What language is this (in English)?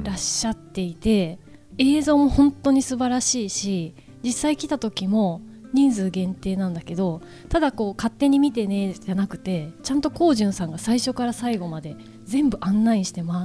Japanese